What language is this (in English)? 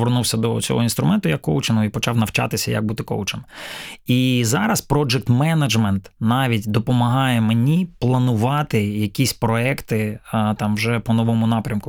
Ukrainian